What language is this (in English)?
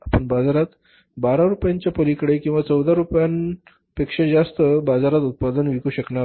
Marathi